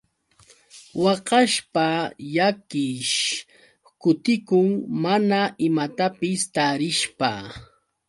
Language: Yauyos Quechua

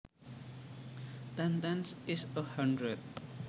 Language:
Javanese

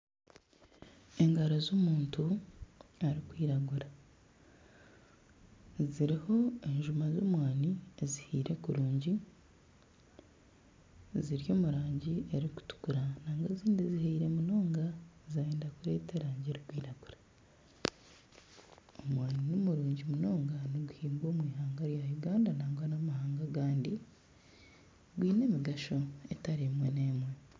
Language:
Nyankole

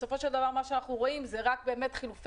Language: Hebrew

